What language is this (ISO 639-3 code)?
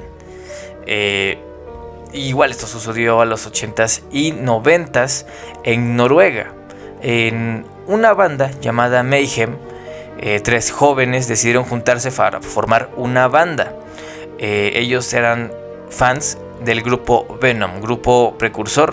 spa